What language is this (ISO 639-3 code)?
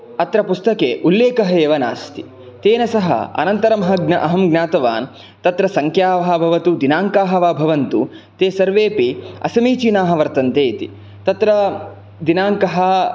san